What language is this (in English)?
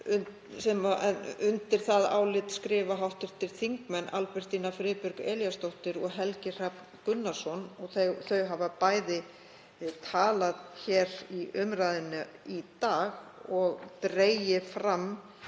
Icelandic